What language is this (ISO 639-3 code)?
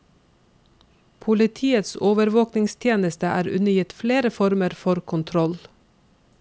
nor